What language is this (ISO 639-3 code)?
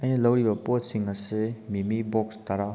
mni